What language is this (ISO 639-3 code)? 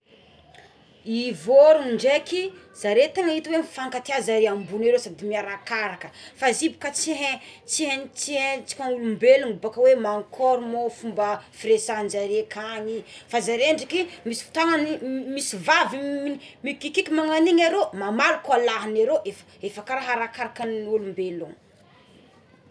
xmw